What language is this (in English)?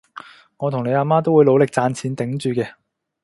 Cantonese